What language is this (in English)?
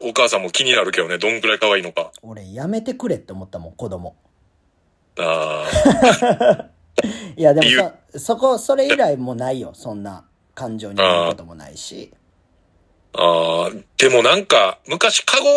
Japanese